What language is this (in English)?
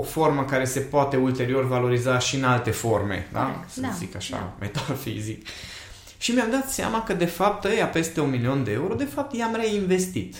Romanian